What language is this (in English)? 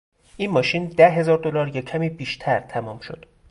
Persian